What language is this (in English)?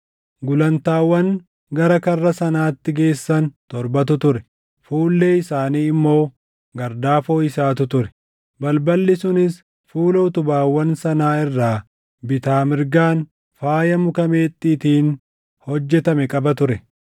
Oromo